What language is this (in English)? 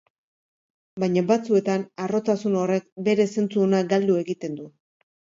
Basque